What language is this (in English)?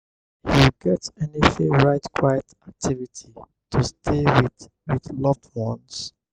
Nigerian Pidgin